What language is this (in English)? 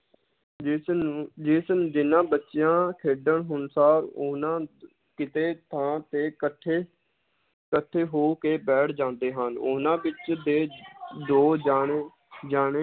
Punjabi